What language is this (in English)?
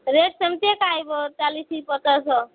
Odia